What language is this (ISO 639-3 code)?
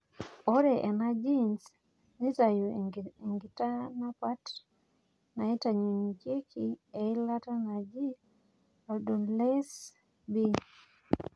mas